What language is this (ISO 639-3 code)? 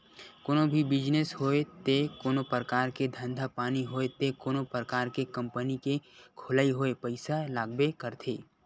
hne